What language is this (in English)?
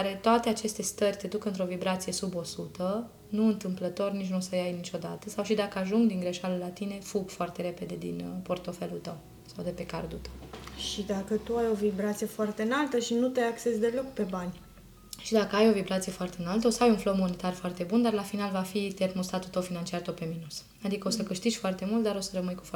Romanian